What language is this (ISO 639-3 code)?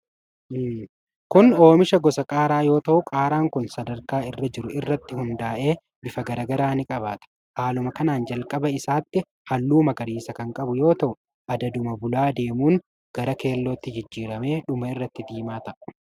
orm